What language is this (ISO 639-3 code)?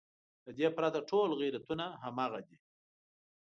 pus